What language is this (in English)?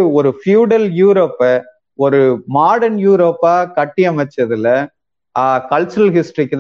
Tamil